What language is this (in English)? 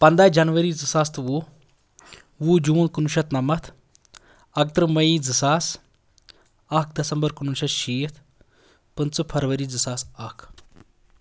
Kashmiri